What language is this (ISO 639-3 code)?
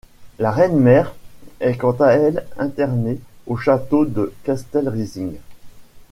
fra